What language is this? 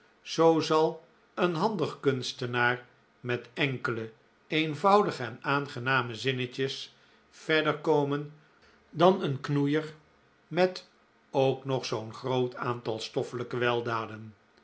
Dutch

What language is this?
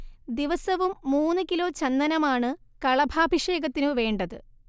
Malayalam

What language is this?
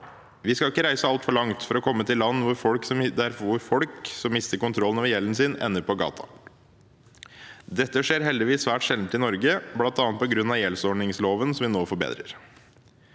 Norwegian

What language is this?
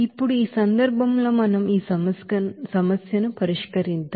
Telugu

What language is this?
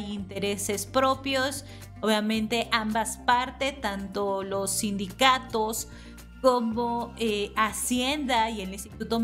Spanish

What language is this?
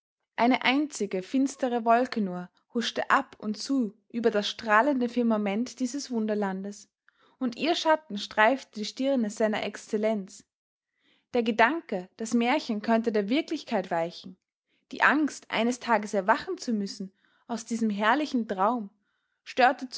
German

